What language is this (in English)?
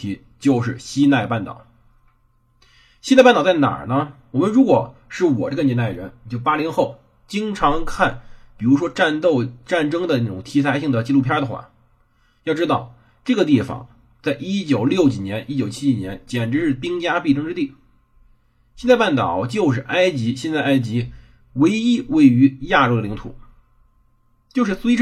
Chinese